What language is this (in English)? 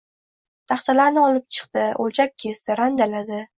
Uzbek